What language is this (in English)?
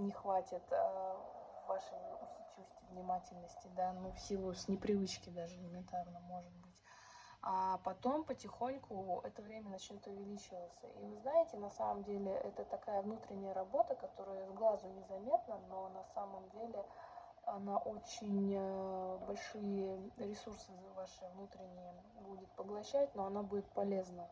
Russian